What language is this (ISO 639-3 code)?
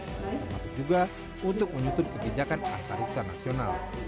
ind